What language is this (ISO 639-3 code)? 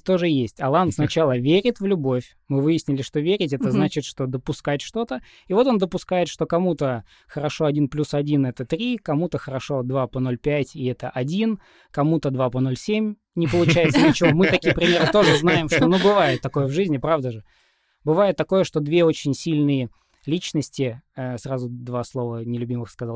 rus